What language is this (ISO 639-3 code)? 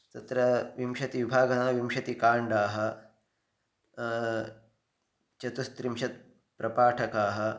san